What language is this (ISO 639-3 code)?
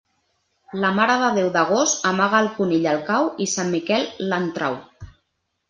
cat